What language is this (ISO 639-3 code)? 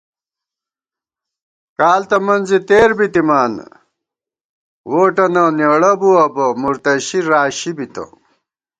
gwt